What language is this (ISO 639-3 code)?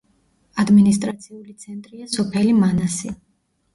kat